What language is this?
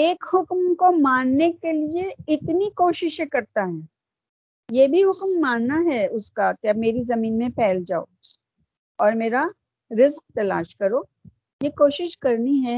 Urdu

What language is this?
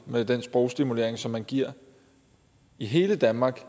Danish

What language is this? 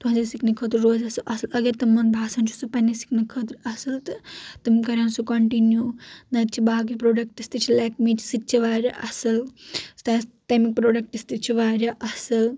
Kashmiri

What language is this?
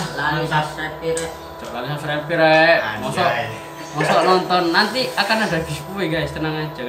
Indonesian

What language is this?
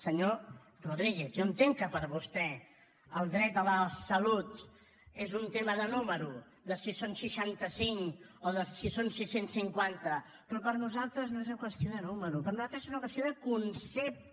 Catalan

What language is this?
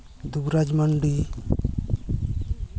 Santali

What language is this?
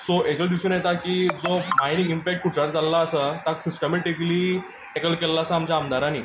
Konkani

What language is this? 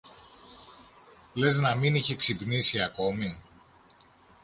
Greek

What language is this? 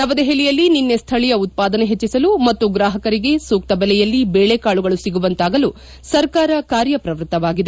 Kannada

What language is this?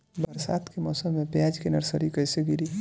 Bhojpuri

